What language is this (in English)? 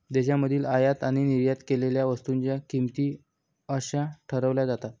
Marathi